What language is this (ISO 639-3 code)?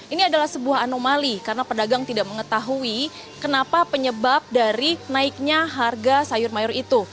ind